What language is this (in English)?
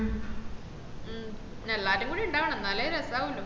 Malayalam